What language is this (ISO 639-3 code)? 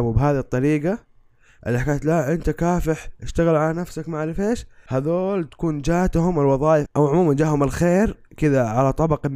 ara